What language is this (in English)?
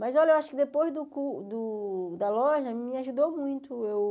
Portuguese